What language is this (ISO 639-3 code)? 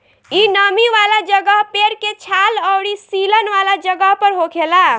bho